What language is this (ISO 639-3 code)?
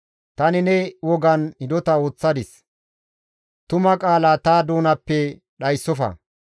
gmv